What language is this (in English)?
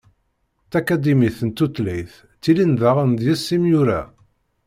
Kabyle